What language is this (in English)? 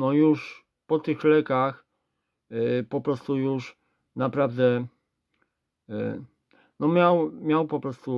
Polish